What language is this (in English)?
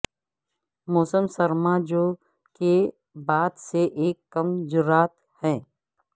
Urdu